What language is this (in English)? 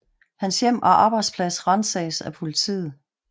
Danish